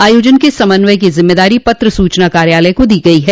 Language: Hindi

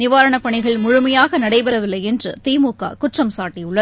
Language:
Tamil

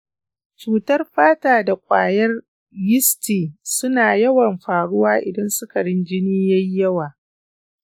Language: Hausa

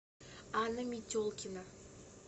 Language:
Russian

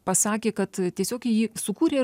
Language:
Lithuanian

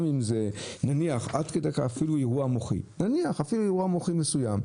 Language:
Hebrew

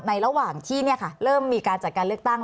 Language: Thai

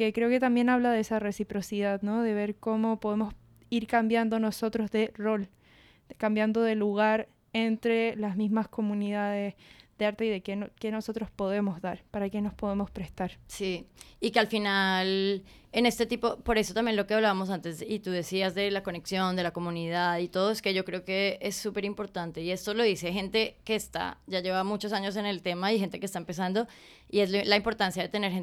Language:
Spanish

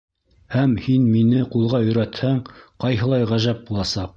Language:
Bashkir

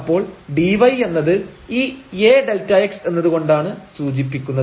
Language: Malayalam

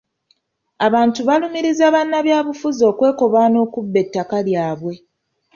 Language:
Ganda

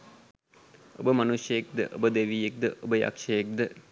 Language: Sinhala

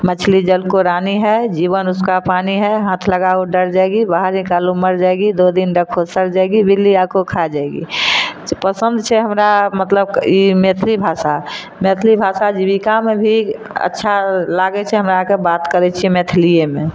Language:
Maithili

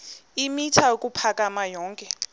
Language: Xhosa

